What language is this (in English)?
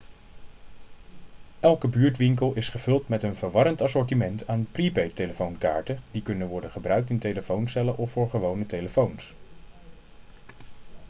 Dutch